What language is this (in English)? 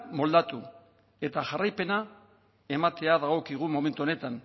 Basque